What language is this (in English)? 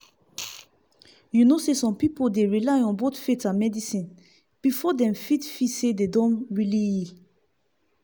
Nigerian Pidgin